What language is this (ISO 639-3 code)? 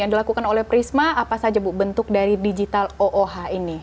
ind